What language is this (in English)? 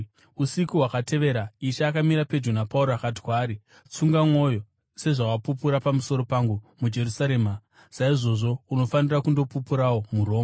Shona